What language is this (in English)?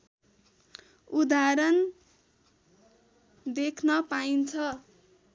Nepali